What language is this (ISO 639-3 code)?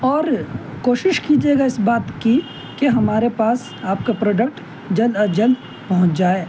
urd